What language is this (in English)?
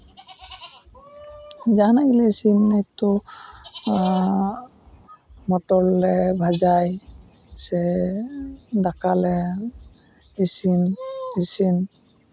Santali